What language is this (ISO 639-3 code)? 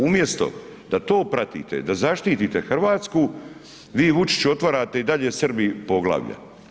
hrv